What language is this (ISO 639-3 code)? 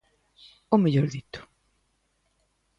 glg